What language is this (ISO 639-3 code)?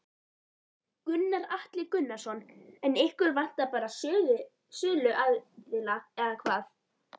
isl